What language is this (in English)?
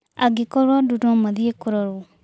Kikuyu